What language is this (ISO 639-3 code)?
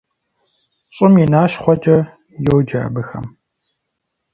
kbd